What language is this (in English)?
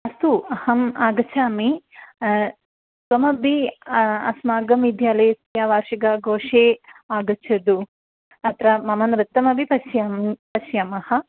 Sanskrit